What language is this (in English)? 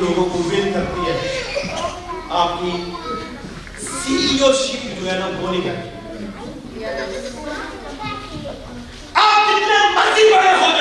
Urdu